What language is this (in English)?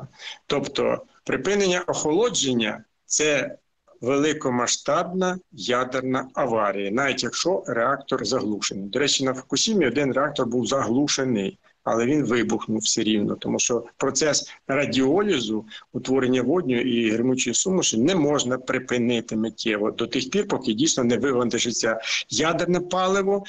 Ukrainian